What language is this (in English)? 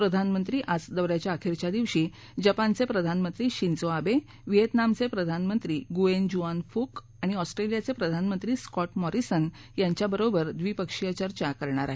Marathi